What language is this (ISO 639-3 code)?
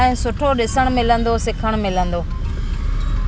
snd